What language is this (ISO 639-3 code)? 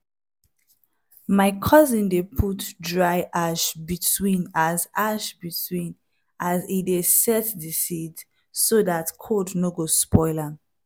pcm